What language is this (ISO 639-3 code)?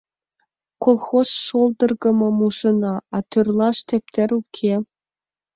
chm